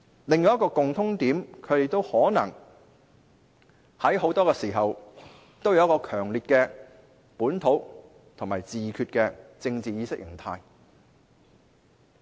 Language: Cantonese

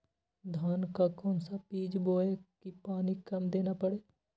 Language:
Magahi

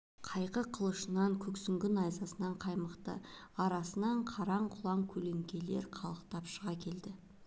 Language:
Kazakh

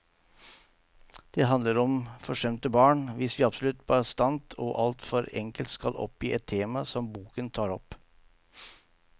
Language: Norwegian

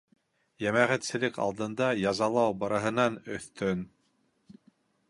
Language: Bashkir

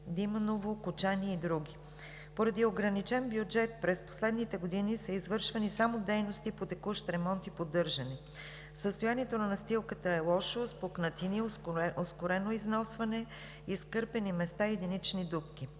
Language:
Bulgarian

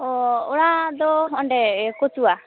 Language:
Santali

